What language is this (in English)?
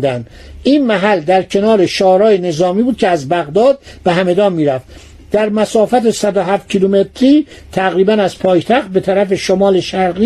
Persian